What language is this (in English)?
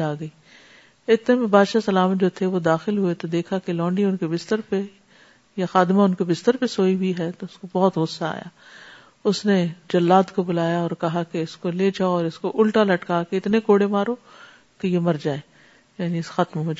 Urdu